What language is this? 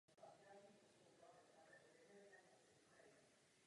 Czech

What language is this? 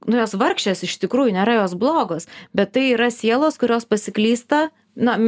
Lithuanian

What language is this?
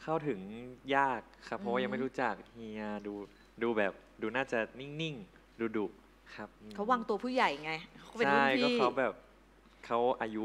Thai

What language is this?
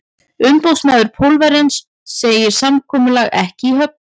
Icelandic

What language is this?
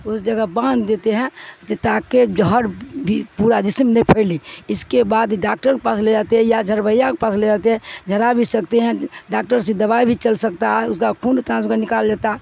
Urdu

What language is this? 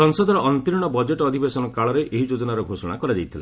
Odia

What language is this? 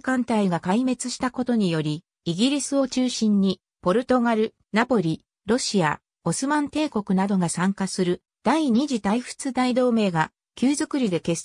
Japanese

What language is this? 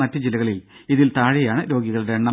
Malayalam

